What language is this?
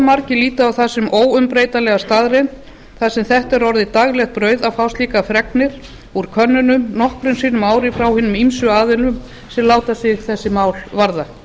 Icelandic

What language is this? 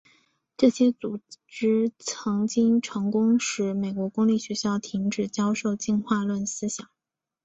Chinese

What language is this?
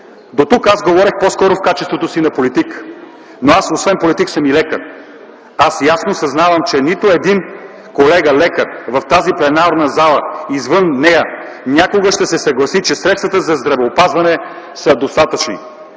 Bulgarian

